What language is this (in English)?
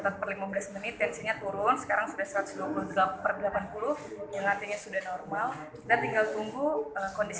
Indonesian